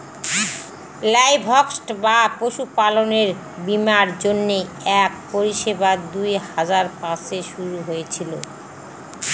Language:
Bangla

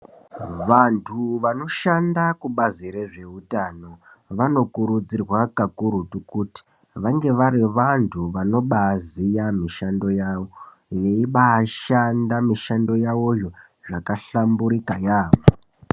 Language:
Ndau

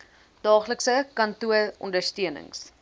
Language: Afrikaans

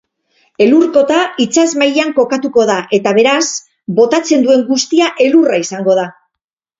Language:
Basque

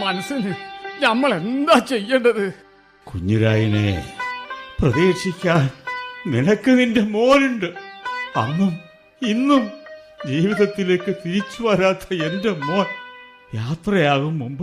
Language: Malayalam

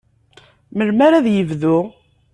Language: Kabyle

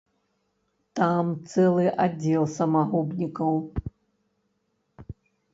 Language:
Belarusian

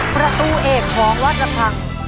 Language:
Thai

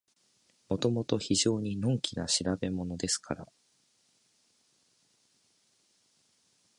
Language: Japanese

